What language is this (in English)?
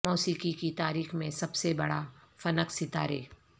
Urdu